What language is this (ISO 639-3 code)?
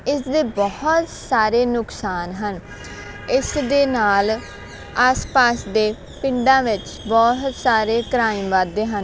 pan